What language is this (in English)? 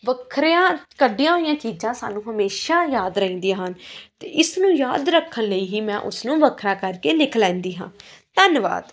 Punjabi